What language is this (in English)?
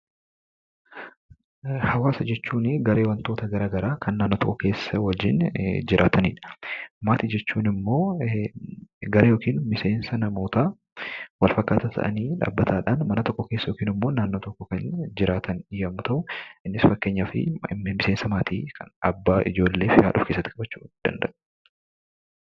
Oromo